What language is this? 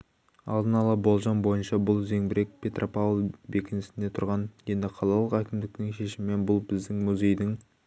Kazakh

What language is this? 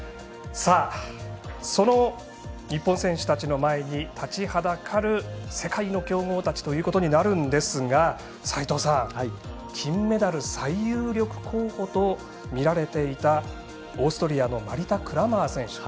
Japanese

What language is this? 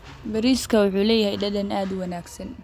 Somali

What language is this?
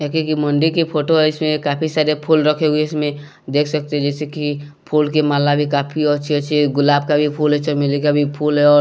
Hindi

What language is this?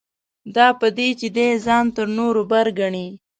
Pashto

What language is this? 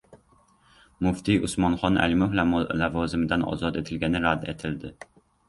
Uzbek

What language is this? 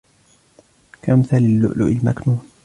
Arabic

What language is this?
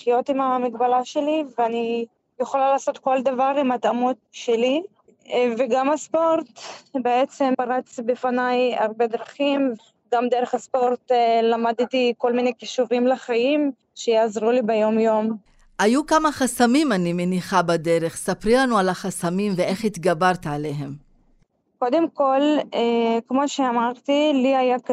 Hebrew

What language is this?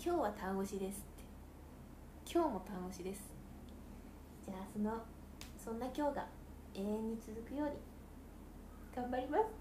Japanese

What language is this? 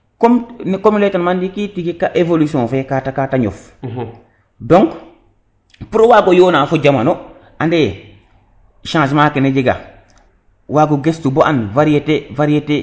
Serer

